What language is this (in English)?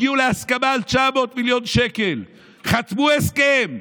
Hebrew